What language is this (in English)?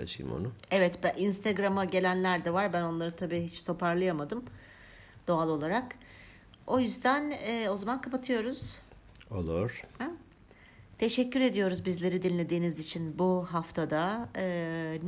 Turkish